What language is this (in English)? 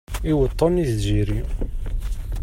Kabyle